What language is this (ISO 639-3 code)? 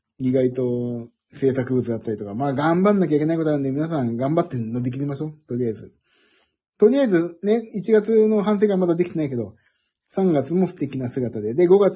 jpn